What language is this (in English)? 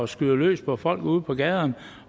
Danish